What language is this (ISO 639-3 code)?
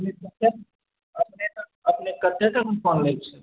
mai